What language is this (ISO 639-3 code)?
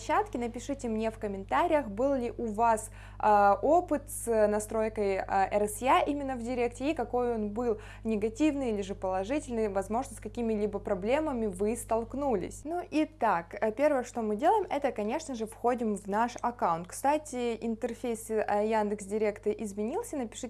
rus